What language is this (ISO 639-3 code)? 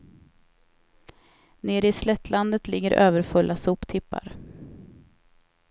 swe